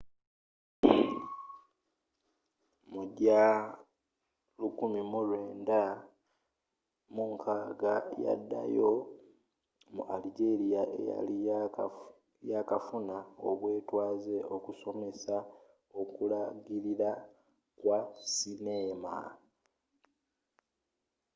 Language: Ganda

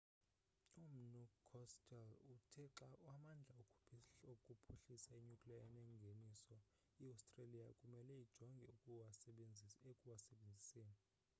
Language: Xhosa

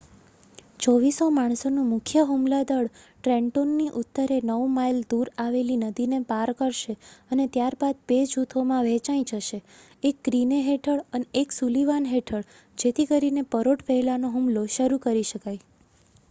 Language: Gujarati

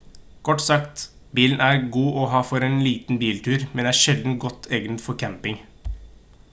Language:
Norwegian Bokmål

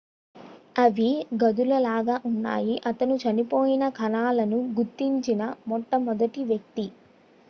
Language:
Telugu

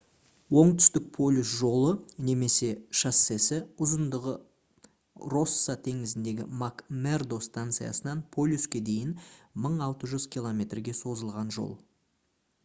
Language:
Kazakh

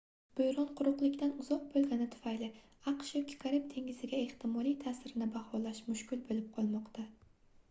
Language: Uzbek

